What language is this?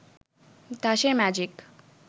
Bangla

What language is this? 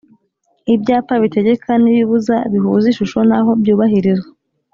Kinyarwanda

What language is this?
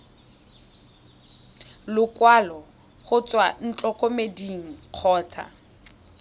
Tswana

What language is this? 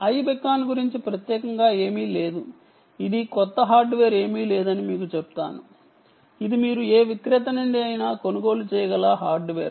Telugu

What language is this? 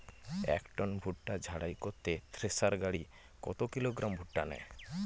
Bangla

